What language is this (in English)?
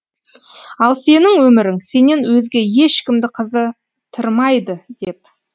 Kazakh